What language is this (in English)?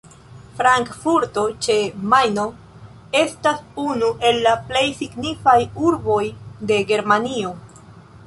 Esperanto